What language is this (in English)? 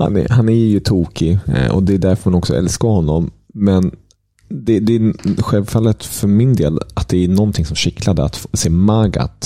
Swedish